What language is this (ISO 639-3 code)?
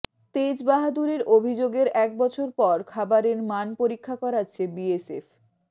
ben